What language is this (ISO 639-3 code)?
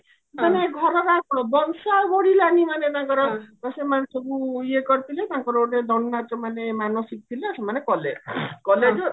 ori